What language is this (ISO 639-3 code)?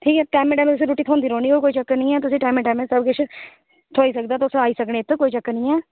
doi